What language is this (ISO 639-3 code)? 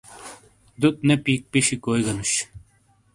scl